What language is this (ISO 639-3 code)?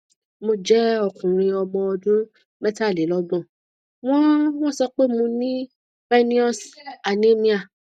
yor